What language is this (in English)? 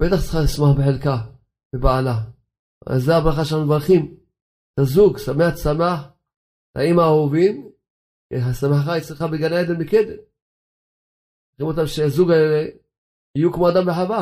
Hebrew